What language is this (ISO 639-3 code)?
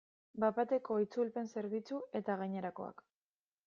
eus